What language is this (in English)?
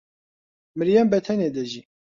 Central Kurdish